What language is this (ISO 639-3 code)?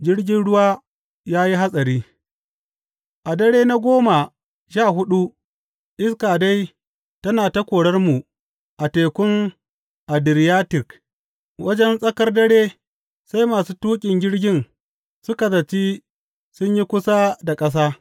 hau